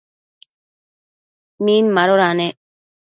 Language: Matsés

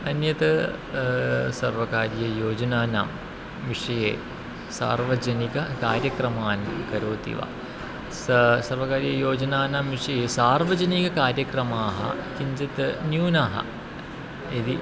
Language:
Sanskrit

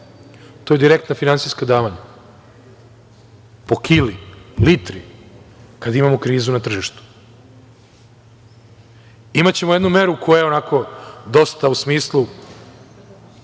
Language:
Serbian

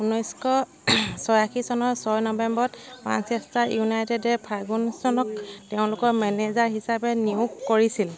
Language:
Assamese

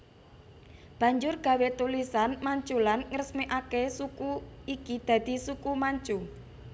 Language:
Javanese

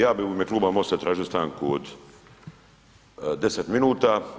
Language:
Croatian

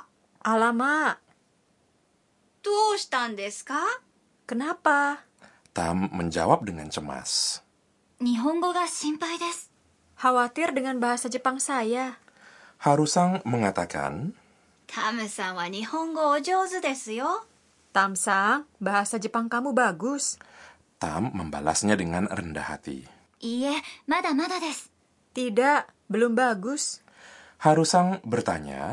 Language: Indonesian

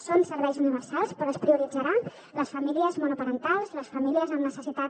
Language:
Catalan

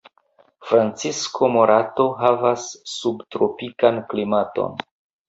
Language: Esperanto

